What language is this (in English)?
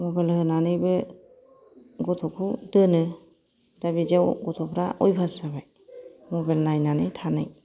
Bodo